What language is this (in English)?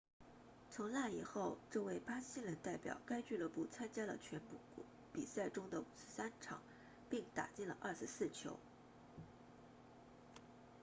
Chinese